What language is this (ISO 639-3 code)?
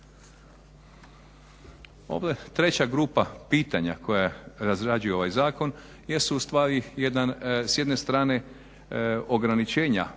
hrv